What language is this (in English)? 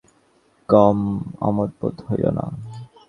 Bangla